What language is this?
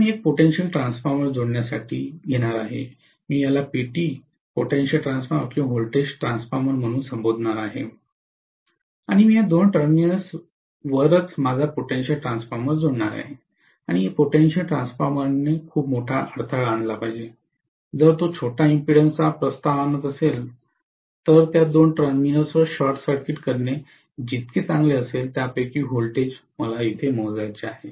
Marathi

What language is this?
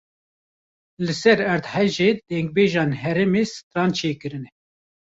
Kurdish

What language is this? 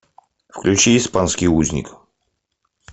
Russian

